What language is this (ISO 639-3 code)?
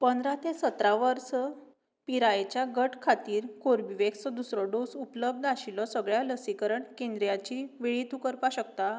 kok